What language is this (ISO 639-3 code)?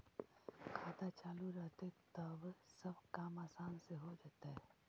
mag